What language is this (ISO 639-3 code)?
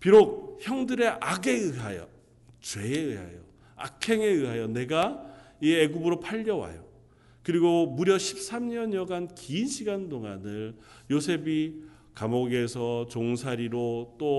kor